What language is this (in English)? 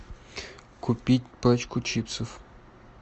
Russian